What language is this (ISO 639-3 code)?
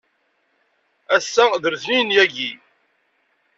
kab